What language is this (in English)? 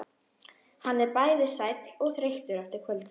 Icelandic